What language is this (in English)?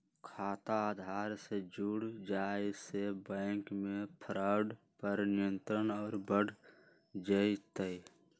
Magahi